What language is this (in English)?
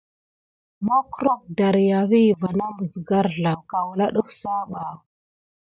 Gidar